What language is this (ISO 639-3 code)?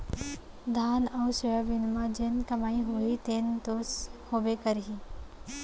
hne